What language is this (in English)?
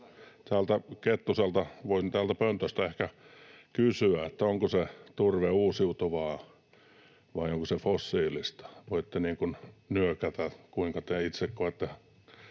Finnish